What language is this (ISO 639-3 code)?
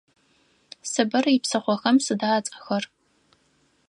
ady